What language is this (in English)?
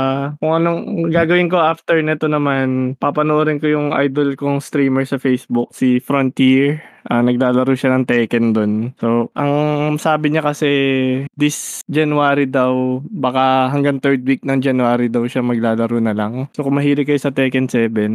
Filipino